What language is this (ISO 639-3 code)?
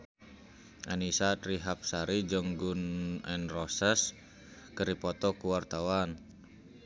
sun